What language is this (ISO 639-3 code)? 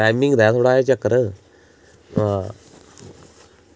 doi